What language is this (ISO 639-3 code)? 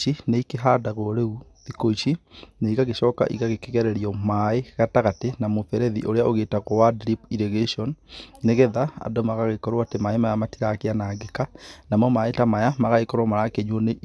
kik